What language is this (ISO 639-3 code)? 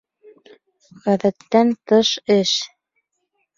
bak